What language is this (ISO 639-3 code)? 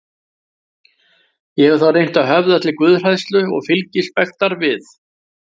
isl